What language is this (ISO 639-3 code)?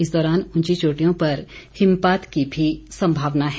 hin